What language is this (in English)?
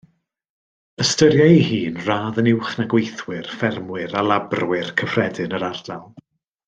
Welsh